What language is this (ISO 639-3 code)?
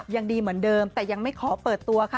tha